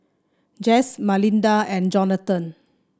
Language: English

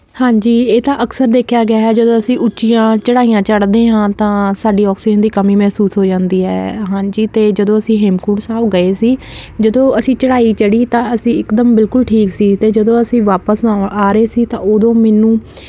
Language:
Punjabi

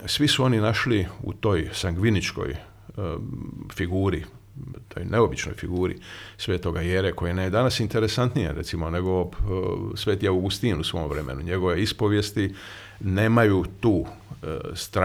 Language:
Croatian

